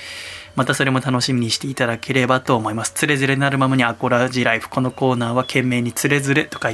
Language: Japanese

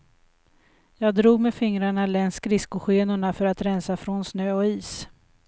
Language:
Swedish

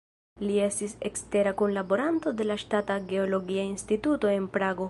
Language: Esperanto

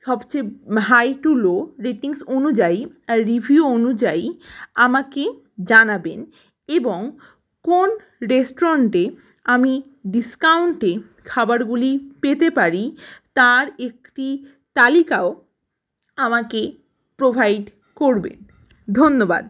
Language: Bangla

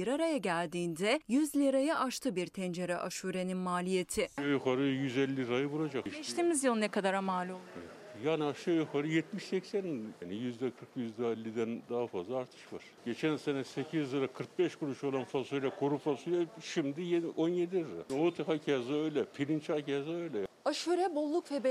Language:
Turkish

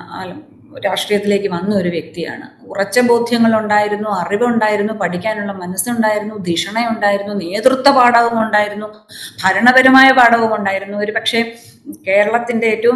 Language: Malayalam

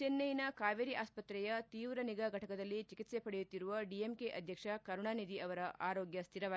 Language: Kannada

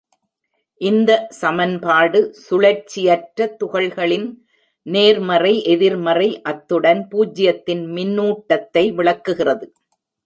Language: Tamil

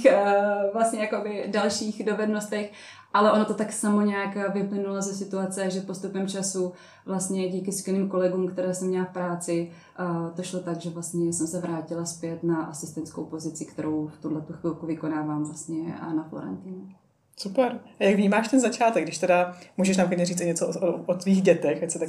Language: Czech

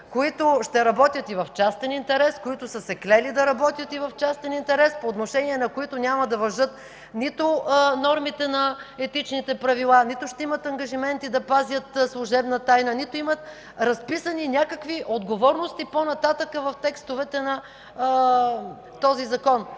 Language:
Bulgarian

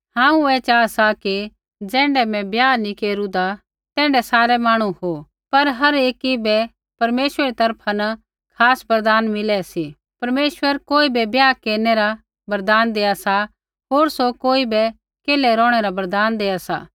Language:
Kullu Pahari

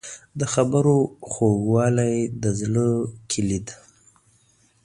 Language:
Pashto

